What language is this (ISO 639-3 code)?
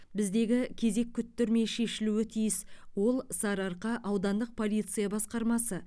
kaz